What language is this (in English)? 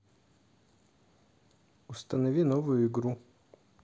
Russian